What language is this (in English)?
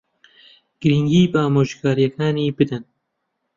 Central Kurdish